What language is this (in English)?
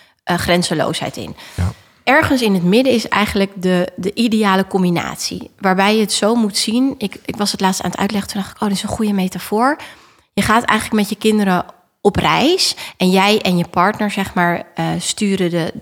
Dutch